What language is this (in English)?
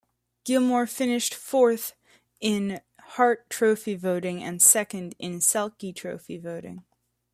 English